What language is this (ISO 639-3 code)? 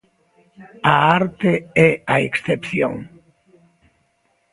glg